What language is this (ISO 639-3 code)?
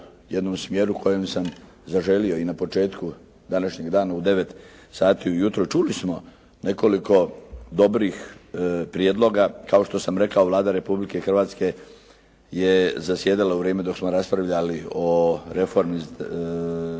hrv